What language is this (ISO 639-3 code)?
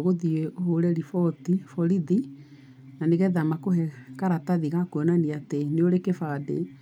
kik